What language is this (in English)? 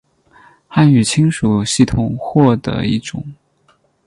Chinese